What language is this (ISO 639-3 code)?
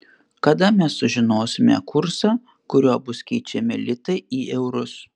lit